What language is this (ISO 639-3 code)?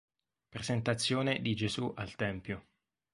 ita